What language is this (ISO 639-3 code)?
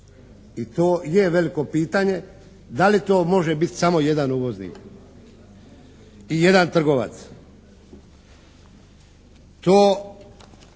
hrv